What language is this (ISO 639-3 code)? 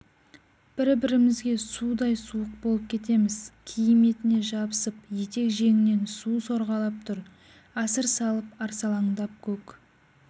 kaz